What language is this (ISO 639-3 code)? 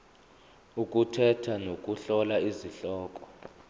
zul